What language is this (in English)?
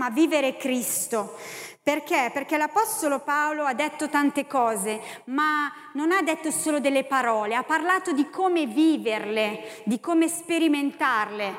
Italian